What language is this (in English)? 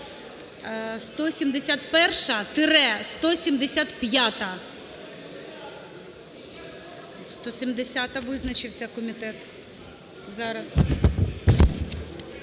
Ukrainian